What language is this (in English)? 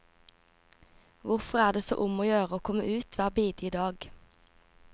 Norwegian